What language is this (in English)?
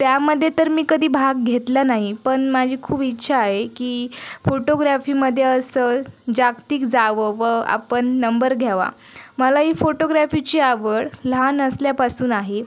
Marathi